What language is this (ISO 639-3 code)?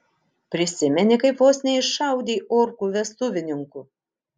lit